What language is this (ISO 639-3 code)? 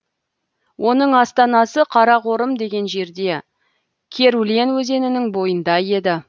kaz